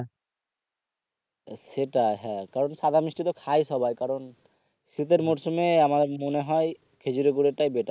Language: Bangla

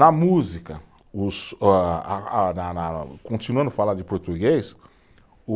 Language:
Portuguese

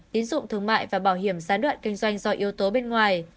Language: Vietnamese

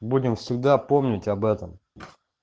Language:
Russian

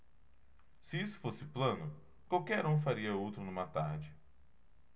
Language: Portuguese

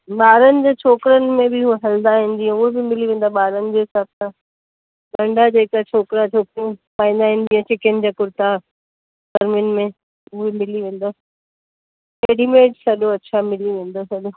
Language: Sindhi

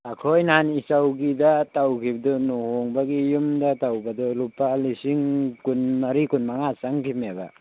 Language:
Manipuri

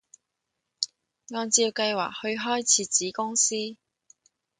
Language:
Cantonese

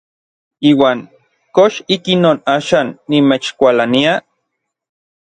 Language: Orizaba Nahuatl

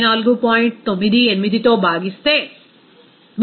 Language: Telugu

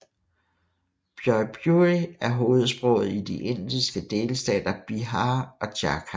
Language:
Danish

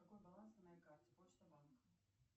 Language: Russian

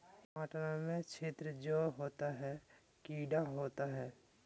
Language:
Magahi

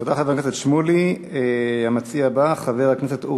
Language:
Hebrew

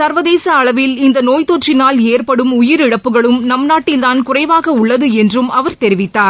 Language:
Tamil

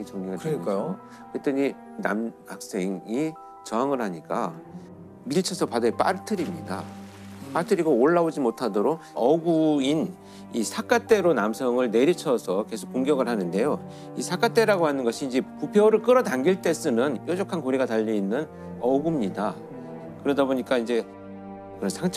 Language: Korean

